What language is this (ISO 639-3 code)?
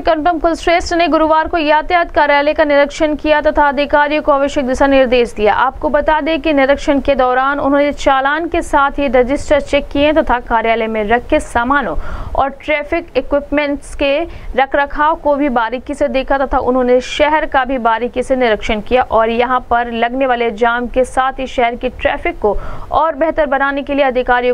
hin